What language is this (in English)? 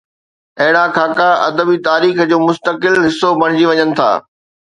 Sindhi